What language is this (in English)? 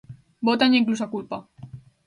Galician